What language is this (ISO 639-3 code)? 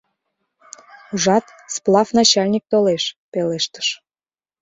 chm